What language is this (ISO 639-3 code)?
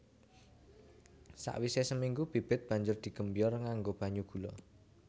jav